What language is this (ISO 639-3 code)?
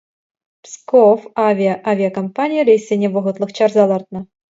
chv